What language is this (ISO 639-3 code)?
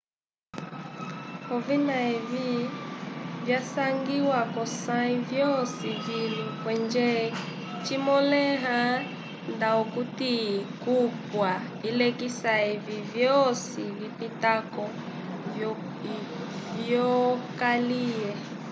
umb